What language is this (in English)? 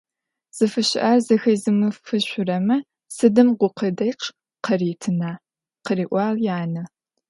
Adyghe